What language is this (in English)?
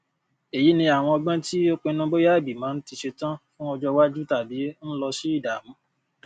Yoruba